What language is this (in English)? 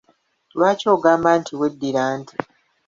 Ganda